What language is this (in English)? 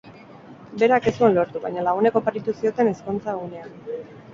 Basque